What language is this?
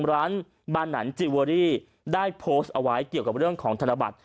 Thai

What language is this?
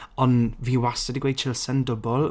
Welsh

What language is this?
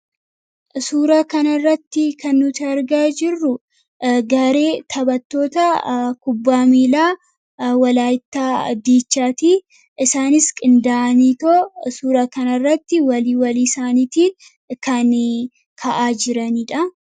Oromo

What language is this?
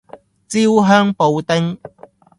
Cantonese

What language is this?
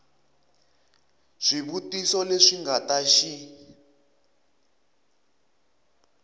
Tsonga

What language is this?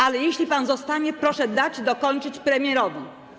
Polish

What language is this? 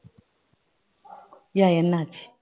Tamil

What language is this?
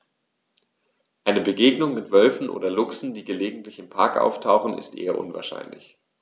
German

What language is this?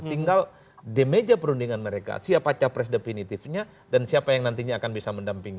Indonesian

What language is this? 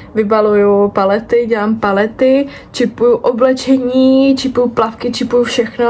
Czech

